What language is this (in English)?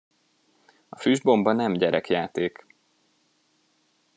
Hungarian